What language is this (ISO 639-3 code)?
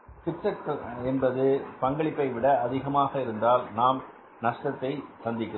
tam